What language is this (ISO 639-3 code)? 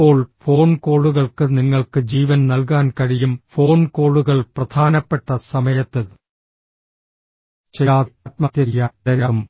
mal